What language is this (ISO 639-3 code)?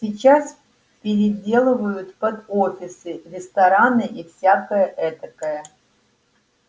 rus